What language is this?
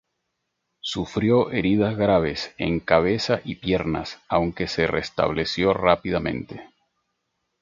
Spanish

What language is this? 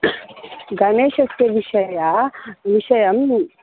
Sanskrit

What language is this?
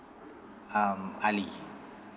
English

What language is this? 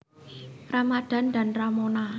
Javanese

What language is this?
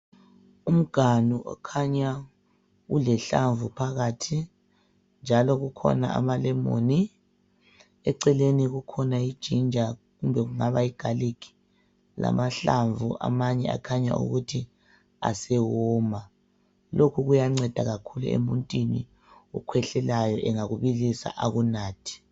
North Ndebele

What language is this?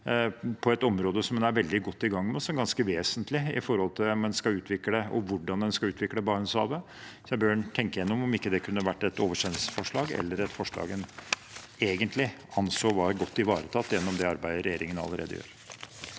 Norwegian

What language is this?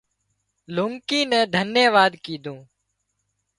Wadiyara Koli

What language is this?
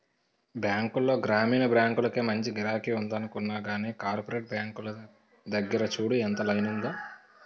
Telugu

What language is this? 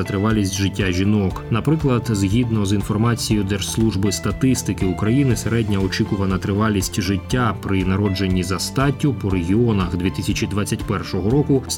Ukrainian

